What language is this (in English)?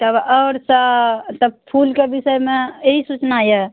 Maithili